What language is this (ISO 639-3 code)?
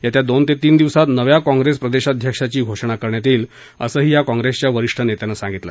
mar